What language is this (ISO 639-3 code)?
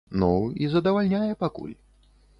bel